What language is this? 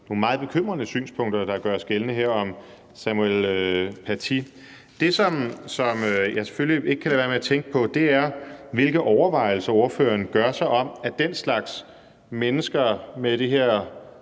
Danish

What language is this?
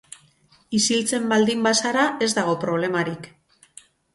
Basque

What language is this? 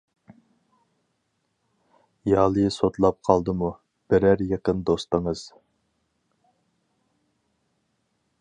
Uyghur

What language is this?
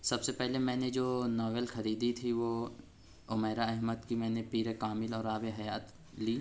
Urdu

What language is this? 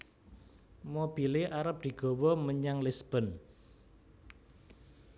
Javanese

